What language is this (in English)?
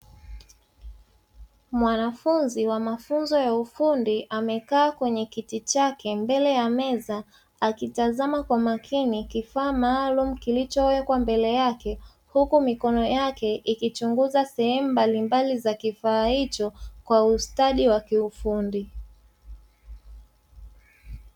Swahili